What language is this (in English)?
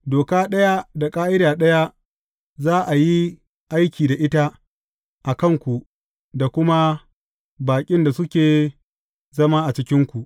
Hausa